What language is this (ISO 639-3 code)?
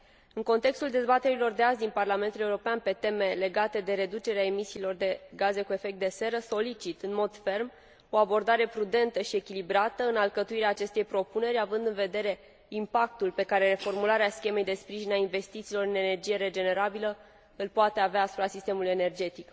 ron